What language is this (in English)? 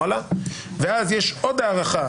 Hebrew